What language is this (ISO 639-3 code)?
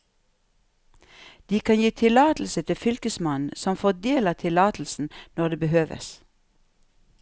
nor